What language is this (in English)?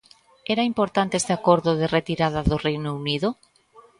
Galician